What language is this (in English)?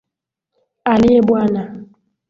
Swahili